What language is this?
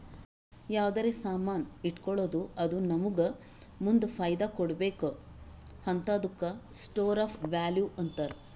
Kannada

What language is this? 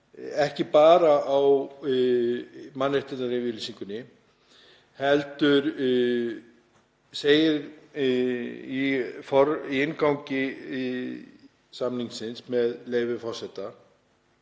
Icelandic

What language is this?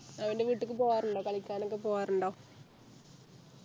Malayalam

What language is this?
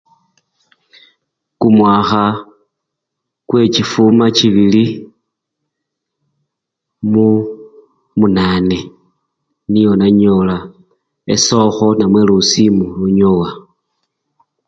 Luyia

